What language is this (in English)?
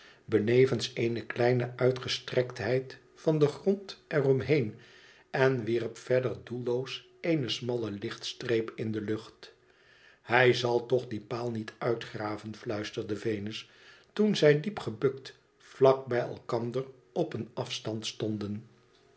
Dutch